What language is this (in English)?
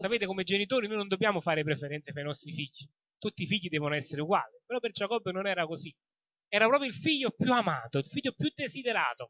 Italian